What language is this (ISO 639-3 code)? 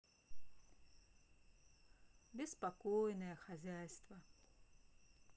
rus